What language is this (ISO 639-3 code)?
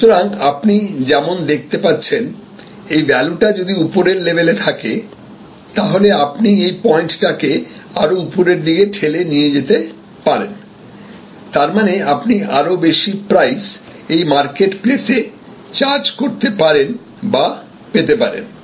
ben